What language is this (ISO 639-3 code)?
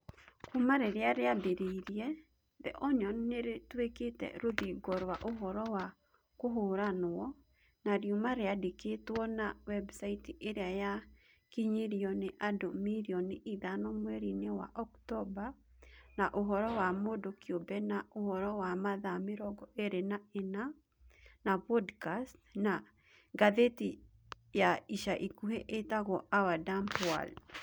kik